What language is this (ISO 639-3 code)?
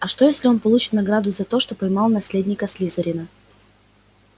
rus